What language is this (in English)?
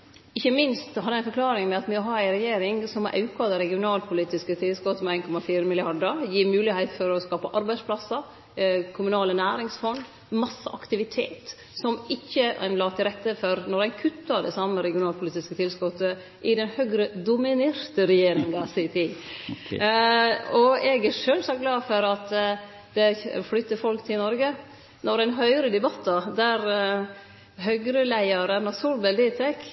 Norwegian Nynorsk